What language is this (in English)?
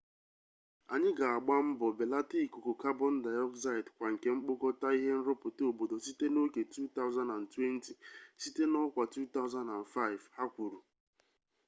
Igbo